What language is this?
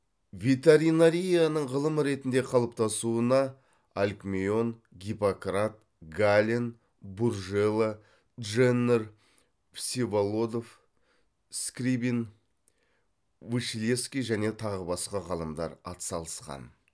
Kazakh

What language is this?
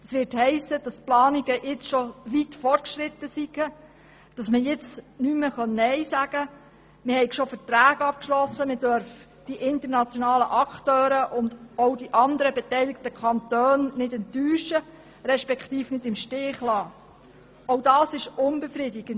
Swiss German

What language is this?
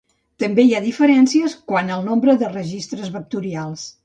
Catalan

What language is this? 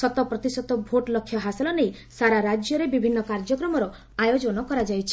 Odia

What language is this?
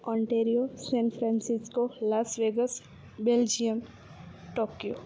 Gujarati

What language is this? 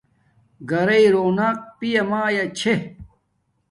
Domaaki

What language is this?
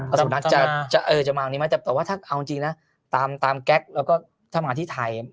Thai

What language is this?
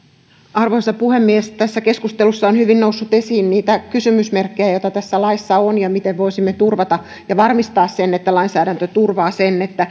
Finnish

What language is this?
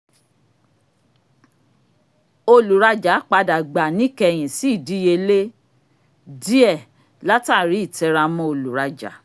Yoruba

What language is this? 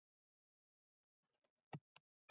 Icelandic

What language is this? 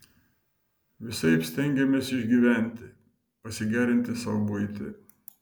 Lithuanian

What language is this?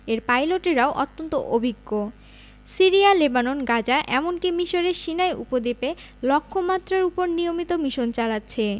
Bangla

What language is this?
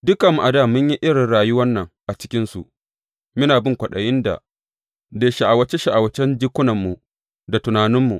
Hausa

